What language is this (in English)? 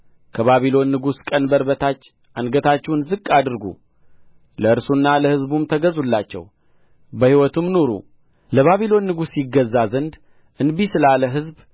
Amharic